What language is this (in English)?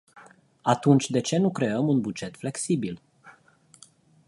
Romanian